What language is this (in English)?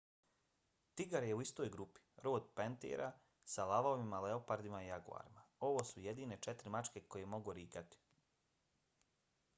Bosnian